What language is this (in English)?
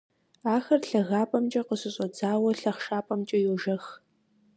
Kabardian